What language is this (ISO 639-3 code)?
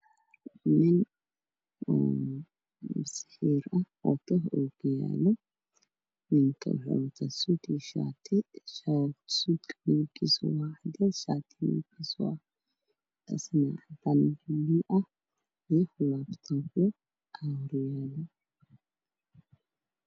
som